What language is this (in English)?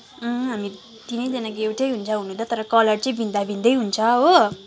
Nepali